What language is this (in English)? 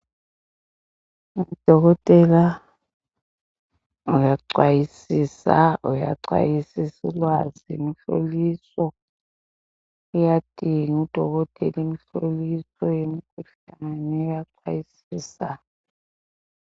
North Ndebele